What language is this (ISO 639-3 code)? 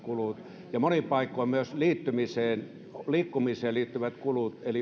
fin